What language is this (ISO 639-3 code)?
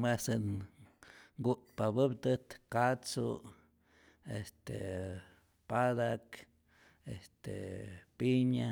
zor